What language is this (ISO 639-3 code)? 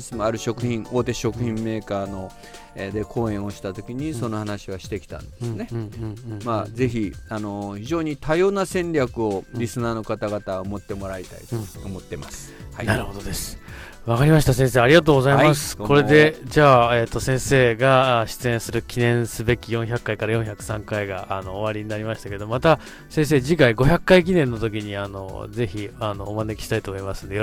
jpn